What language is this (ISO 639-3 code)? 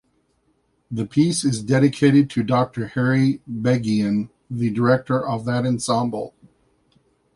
eng